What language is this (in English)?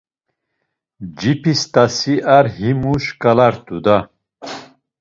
Laz